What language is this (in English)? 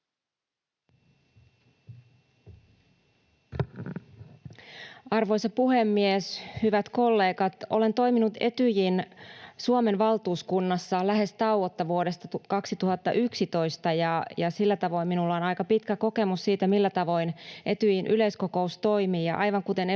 Finnish